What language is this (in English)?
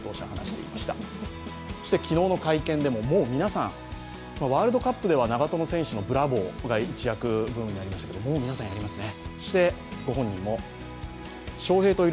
Japanese